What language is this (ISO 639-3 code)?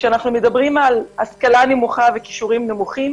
heb